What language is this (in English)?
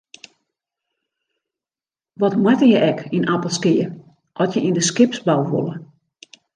Western Frisian